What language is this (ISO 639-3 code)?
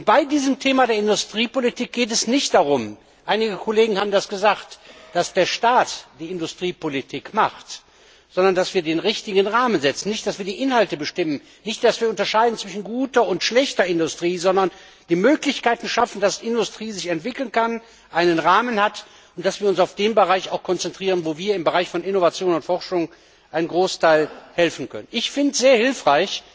deu